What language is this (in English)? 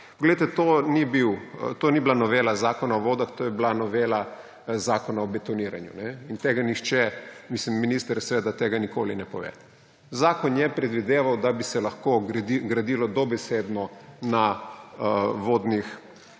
Slovenian